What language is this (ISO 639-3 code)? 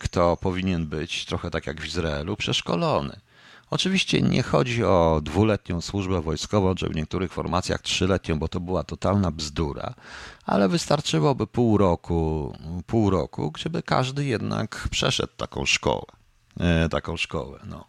pol